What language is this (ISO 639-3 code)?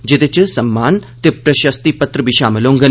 doi